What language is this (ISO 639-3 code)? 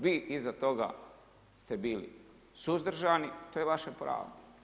hrv